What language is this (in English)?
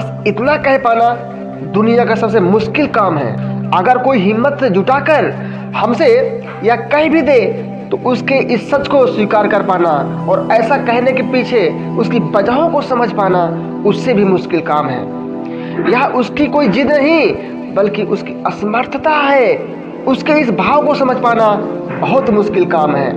Hindi